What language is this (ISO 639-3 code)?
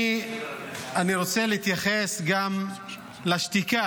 heb